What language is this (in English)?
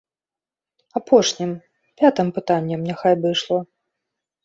Belarusian